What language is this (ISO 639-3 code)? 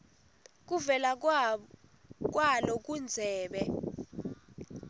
ssw